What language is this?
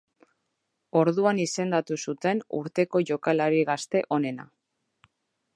Basque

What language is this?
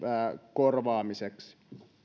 Finnish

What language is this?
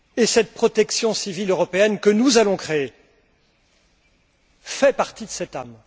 French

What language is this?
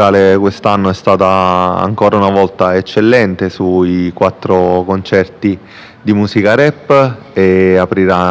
Italian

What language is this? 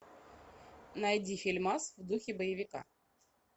Russian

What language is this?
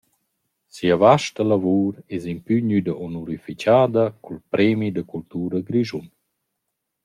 Romansh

